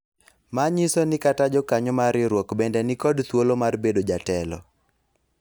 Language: Luo (Kenya and Tanzania)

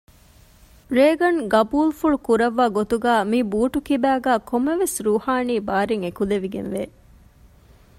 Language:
Divehi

